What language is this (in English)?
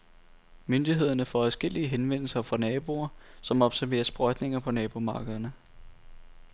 Danish